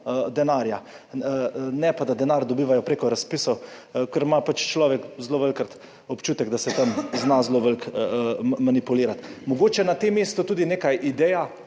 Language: Slovenian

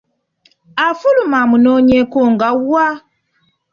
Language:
Ganda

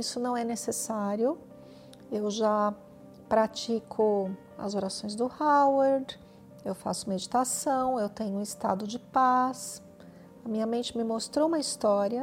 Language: Portuguese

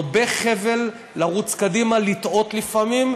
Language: Hebrew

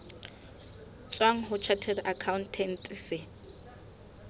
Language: Southern Sotho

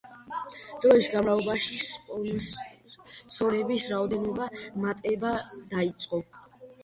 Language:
Georgian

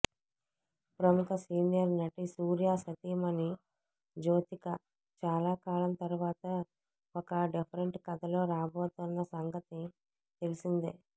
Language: Telugu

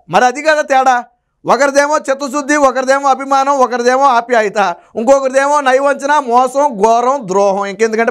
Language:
Telugu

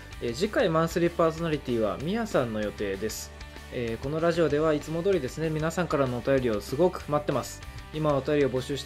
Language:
Japanese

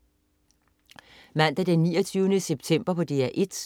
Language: Danish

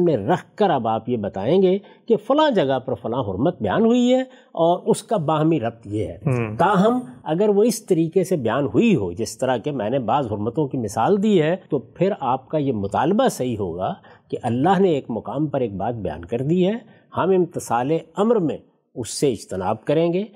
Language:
Urdu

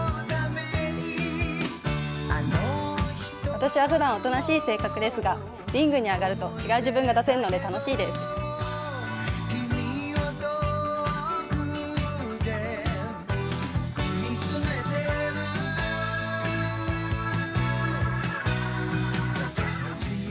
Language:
Japanese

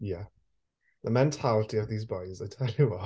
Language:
Welsh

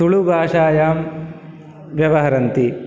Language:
Sanskrit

